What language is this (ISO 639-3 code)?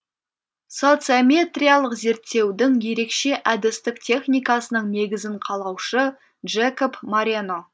kaz